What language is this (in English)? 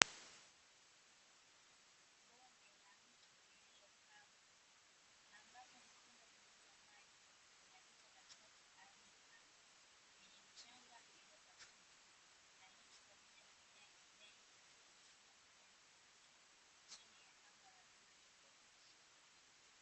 Swahili